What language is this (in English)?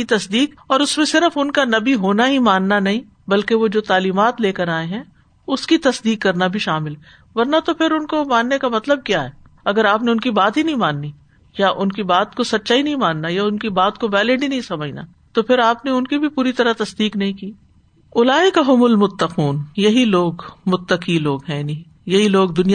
Urdu